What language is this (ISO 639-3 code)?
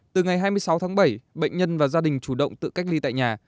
vie